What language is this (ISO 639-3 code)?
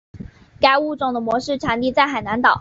zho